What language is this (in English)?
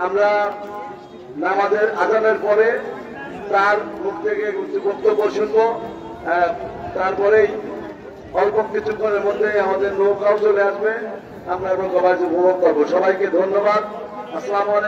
Arabic